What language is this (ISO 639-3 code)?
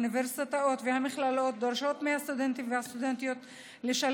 heb